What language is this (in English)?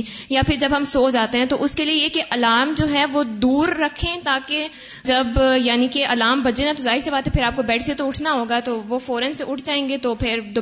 Urdu